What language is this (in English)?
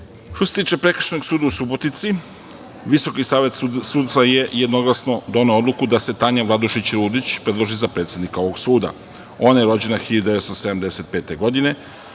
Serbian